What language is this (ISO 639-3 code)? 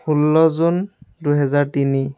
asm